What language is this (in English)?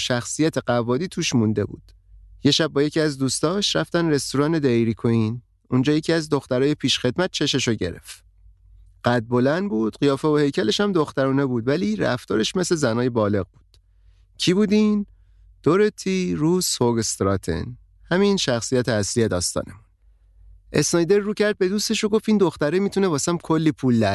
Persian